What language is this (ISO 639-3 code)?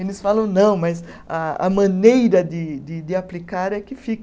por